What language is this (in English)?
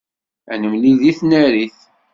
Kabyle